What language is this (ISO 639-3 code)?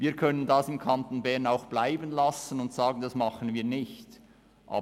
gsw